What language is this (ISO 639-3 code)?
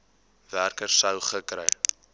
afr